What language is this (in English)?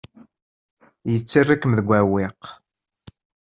Kabyle